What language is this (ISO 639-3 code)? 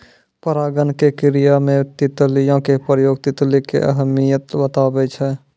mai